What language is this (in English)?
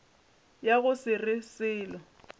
Northern Sotho